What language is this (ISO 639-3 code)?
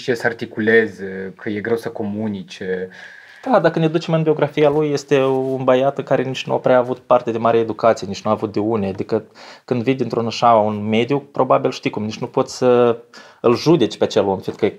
ron